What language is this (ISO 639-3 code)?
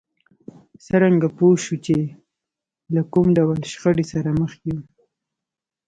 pus